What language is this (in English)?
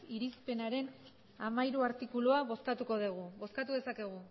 Basque